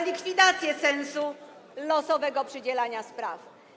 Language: Polish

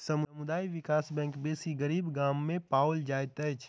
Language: Maithili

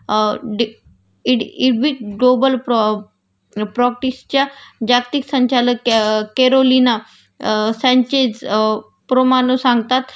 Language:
Marathi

